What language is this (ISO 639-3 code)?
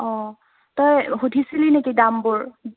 asm